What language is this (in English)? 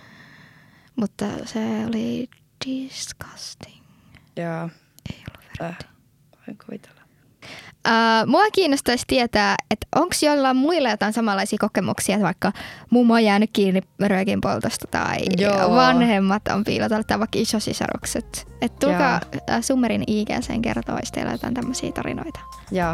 Finnish